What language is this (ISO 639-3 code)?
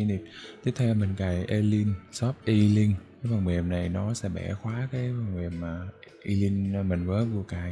vie